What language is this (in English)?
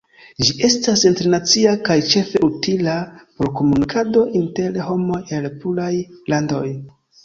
Esperanto